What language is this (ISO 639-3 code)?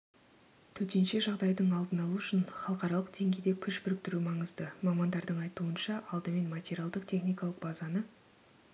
kaz